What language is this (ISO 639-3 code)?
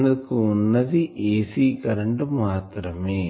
tel